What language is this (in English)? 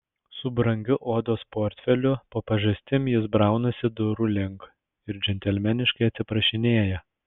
Lithuanian